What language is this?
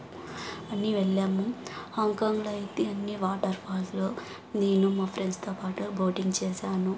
Telugu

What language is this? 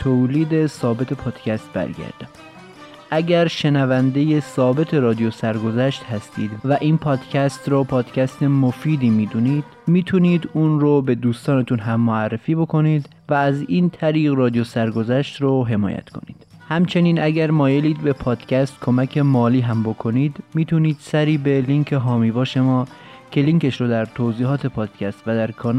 Persian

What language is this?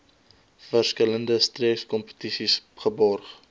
Afrikaans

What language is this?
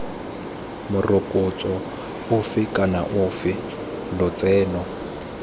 Tswana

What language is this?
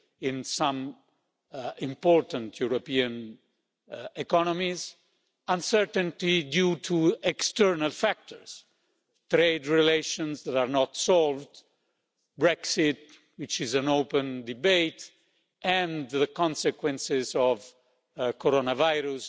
English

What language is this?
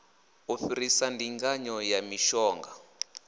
Venda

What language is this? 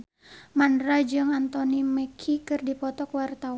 Sundanese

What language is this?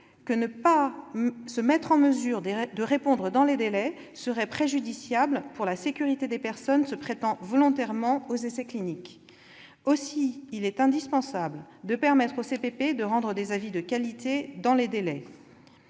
French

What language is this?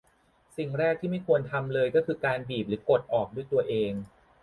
Thai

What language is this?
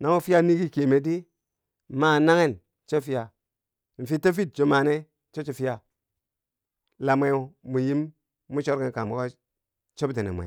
Bangwinji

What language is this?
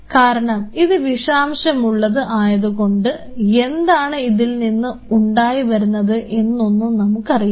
Malayalam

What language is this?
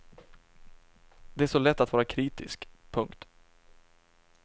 Swedish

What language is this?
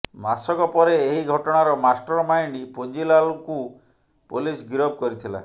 Odia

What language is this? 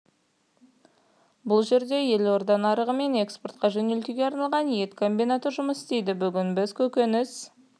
Kazakh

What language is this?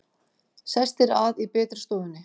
Icelandic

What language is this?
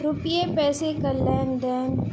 Urdu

